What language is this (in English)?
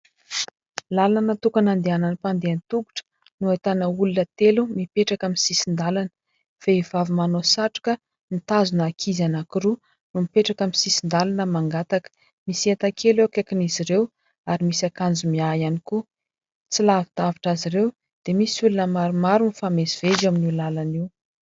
Malagasy